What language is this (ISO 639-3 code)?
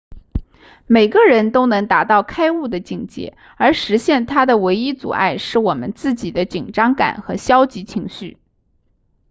zho